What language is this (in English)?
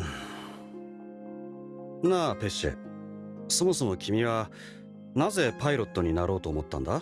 Japanese